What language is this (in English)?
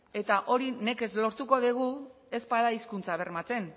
Basque